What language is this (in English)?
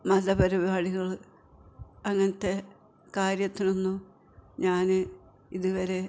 Malayalam